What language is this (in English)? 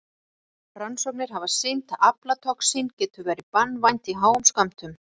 Icelandic